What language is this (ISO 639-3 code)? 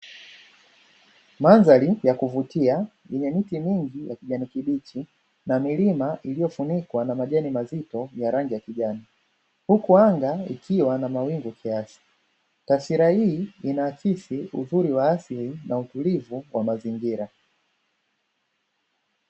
swa